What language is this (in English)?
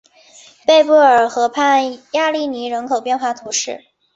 Chinese